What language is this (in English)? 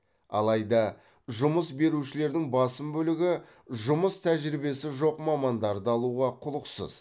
Kazakh